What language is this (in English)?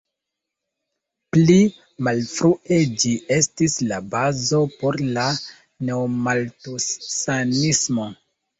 Esperanto